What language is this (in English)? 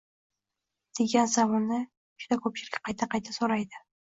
Uzbek